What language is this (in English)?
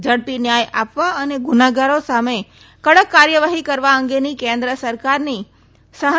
Gujarati